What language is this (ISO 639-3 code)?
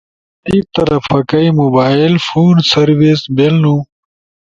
ush